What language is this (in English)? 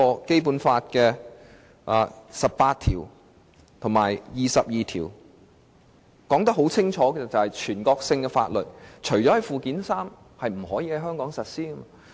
Cantonese